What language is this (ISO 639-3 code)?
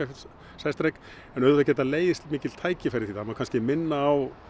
isl